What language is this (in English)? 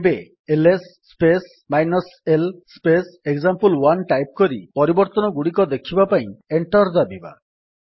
Odia